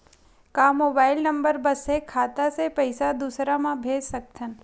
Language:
Chhattisgarhi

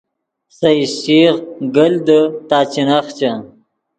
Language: Yidgha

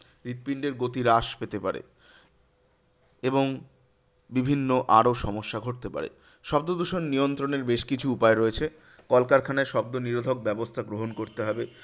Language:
Bangla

